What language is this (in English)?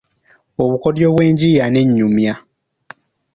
Ganda